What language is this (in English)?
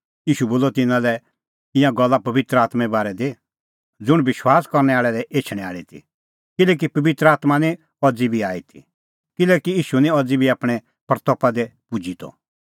Kullu Pahari